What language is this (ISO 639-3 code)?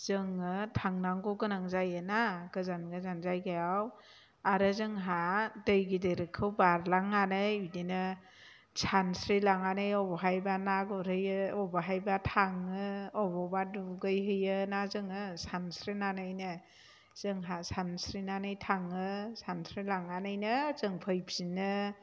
brx